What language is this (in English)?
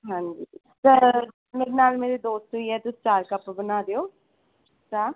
Punjabi